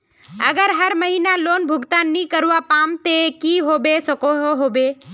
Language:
Magahi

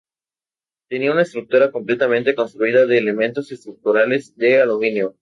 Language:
Spanish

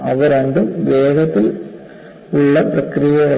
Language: Malayalam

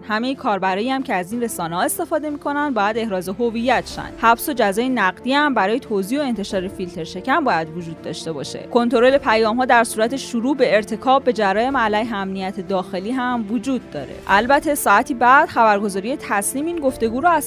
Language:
Persian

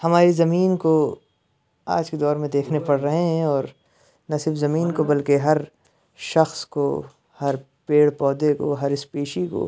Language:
Urdu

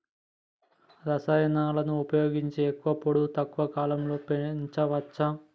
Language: Telugu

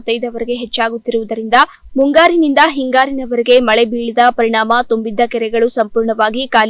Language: Kannada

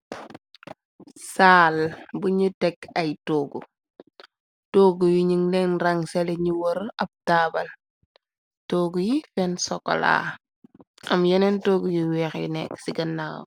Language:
Wolof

